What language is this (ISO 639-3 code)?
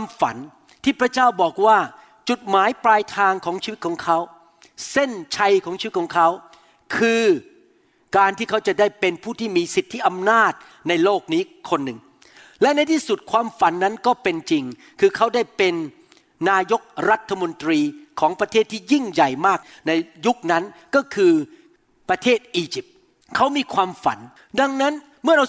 tha